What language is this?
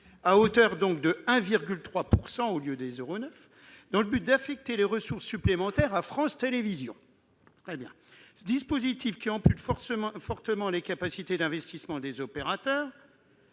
French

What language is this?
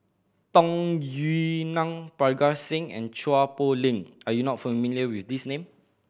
English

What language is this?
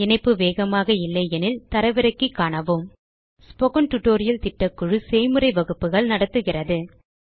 Tamil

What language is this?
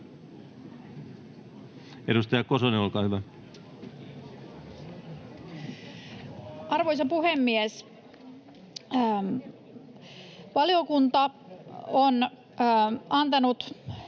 Finnish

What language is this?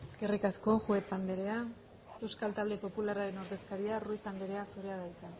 Basque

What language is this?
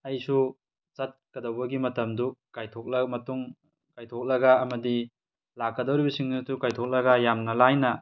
Manipuri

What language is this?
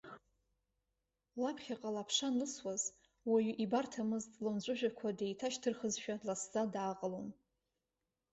Abkhazian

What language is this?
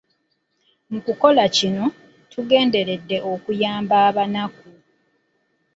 Ganda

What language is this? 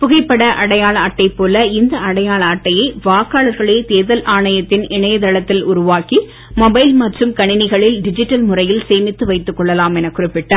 Tamil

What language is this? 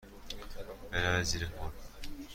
Persian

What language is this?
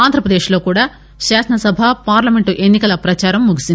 Telugu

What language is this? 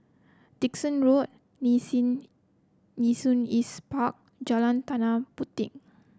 English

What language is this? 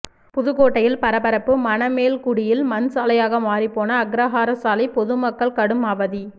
Tamil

